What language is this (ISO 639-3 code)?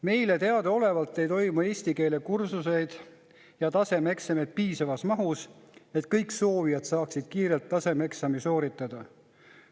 est